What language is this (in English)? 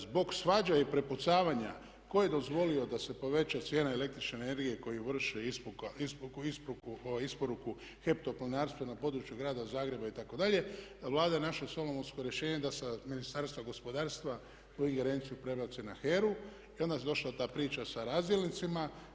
Croatian